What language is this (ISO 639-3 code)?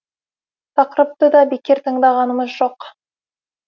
kaz